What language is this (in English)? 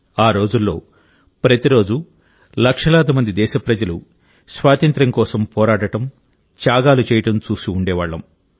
Telugu